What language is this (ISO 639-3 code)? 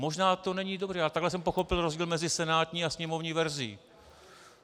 ces